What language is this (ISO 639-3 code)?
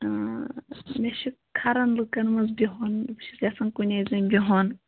kas